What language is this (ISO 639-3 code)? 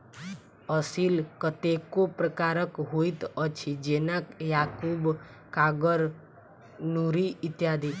mai